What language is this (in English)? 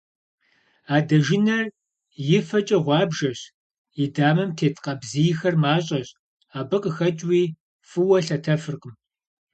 Kabardian